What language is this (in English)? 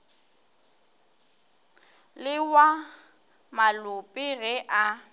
Northern Sotho